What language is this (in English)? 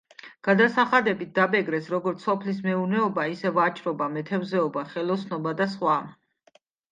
Georgian